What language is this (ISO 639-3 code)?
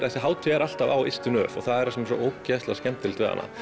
isl